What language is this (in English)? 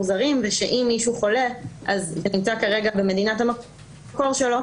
Hebrew